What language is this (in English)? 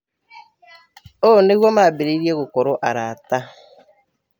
Kikuyu